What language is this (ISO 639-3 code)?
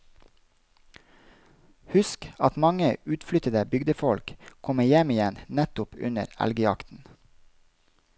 nor